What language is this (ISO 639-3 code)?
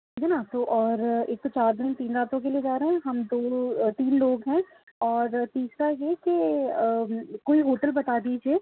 urd